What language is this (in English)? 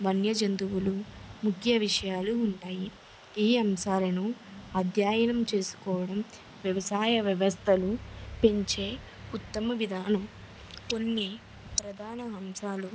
Telugu